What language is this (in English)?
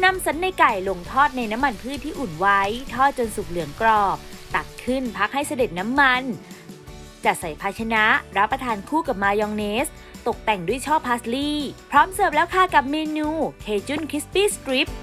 Thai